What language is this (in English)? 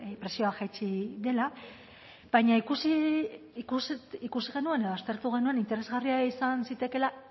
Basque